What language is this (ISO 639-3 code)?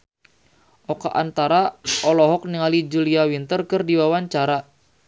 sun